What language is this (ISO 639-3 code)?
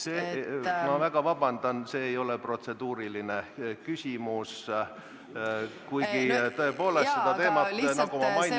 est